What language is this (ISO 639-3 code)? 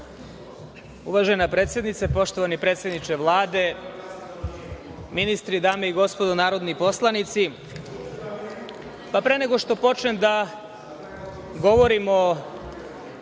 srp